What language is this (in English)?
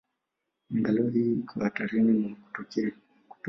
Swahili